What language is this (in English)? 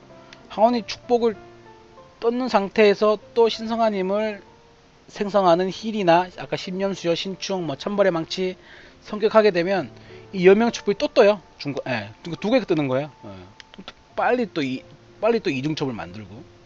Korean